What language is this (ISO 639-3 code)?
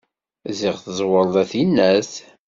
kab